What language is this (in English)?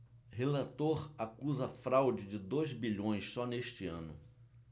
Portuguese